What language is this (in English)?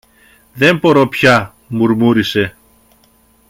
Greek